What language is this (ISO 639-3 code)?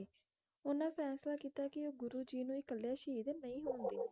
pan